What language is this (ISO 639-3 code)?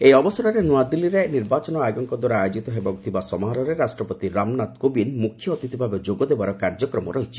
ori